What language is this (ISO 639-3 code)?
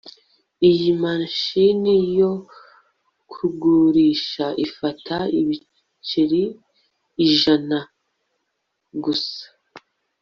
kin